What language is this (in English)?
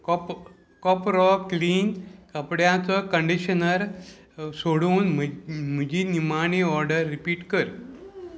Konkani